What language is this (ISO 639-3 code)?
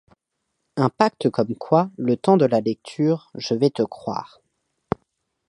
fra